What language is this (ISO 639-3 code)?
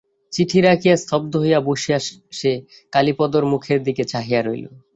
ben